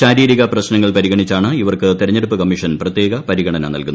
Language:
Malayalam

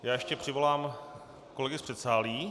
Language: Czech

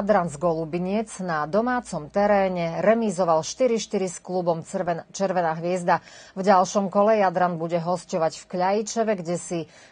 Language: Slovak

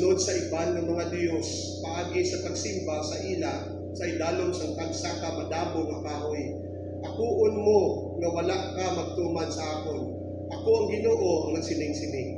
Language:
Filipino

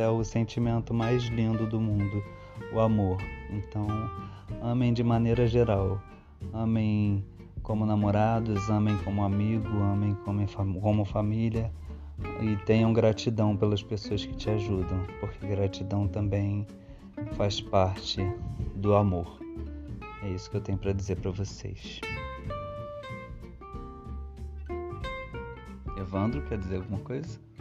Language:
Portuguese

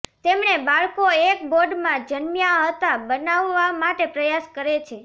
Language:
Gujarati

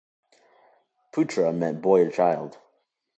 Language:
English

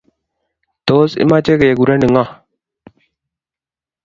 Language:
Kalenjin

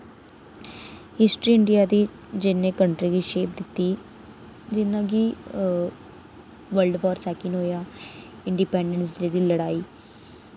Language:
Dogri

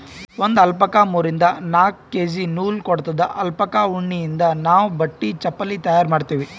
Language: Kannada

